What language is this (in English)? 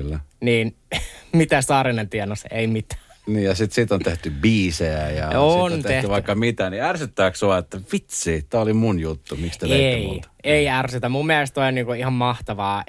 Finnish